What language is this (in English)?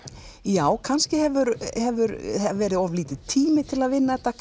Icelandic